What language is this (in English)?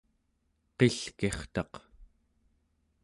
Central Yupik